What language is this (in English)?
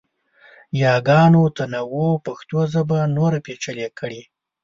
Pashto